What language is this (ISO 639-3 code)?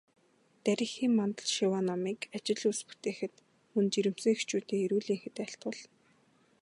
mon